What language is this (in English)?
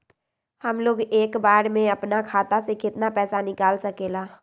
Magahi